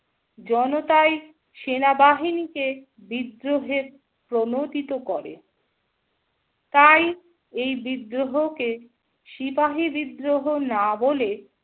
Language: Bangla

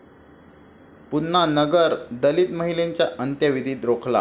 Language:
Marathi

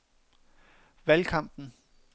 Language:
Danish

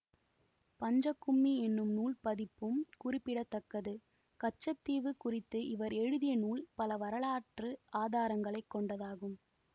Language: Tamil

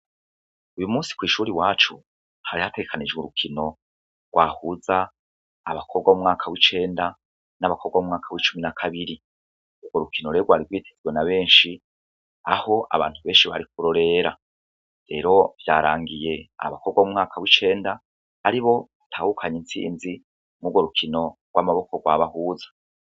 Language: Rundi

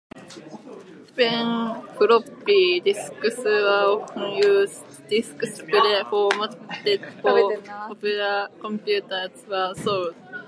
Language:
English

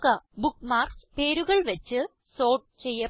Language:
Malayalam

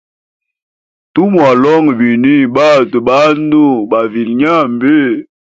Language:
Hemba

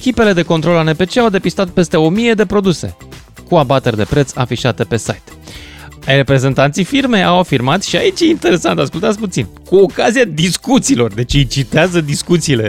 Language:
Romanian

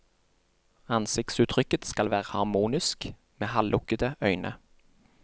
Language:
Norwegian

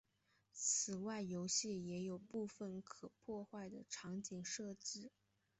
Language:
Chinese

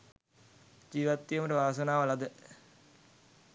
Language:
Sinhala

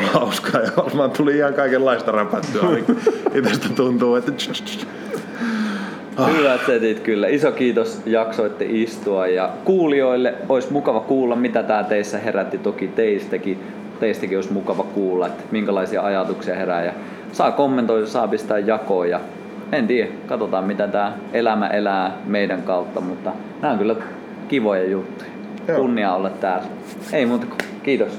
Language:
Finnish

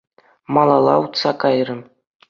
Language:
Chuvash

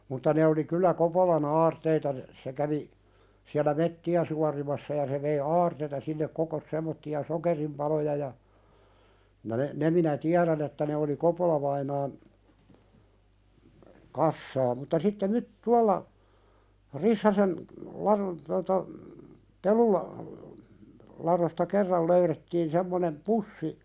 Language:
Finnish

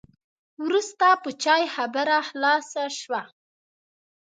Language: Pashto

